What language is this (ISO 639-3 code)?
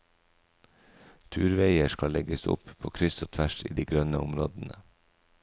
nor